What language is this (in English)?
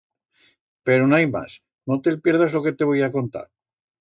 Aragonese